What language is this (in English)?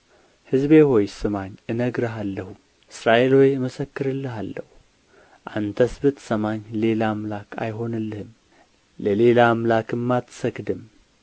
Amharic